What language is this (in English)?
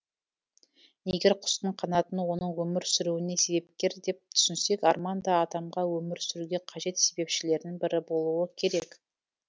Kazakh